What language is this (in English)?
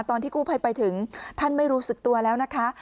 Thai